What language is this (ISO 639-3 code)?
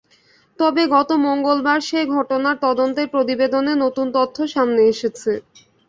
ben